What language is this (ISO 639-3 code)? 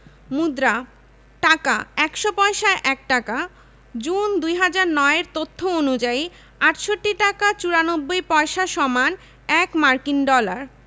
ben